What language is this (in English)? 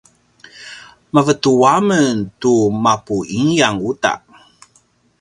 Paiwan